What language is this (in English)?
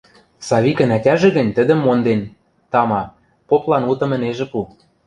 Western Mari